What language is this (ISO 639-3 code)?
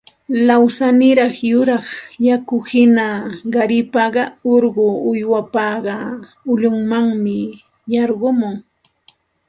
qxt